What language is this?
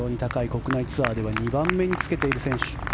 Japanese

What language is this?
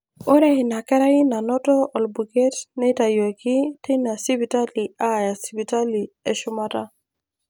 Masai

